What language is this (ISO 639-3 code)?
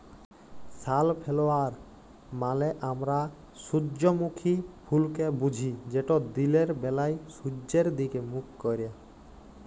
ben